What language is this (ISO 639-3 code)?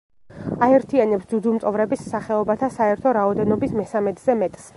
kat